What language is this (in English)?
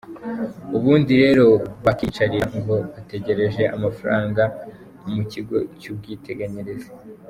Kinyarwanda